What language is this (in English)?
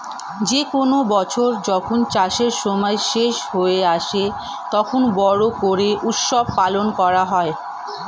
Bangla